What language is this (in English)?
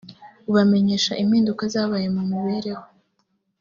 Kinyarwanda